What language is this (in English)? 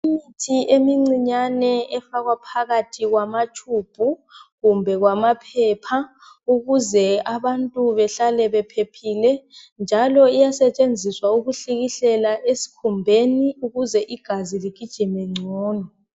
North Ndebele